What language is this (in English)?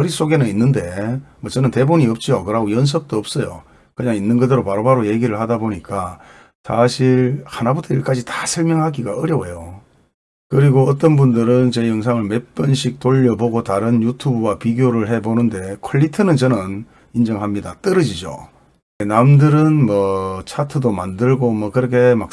Korean